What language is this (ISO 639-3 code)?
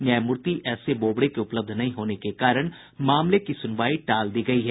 hin